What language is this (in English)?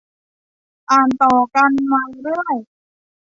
Thai